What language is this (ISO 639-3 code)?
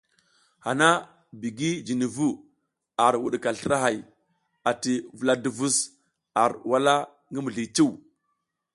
giz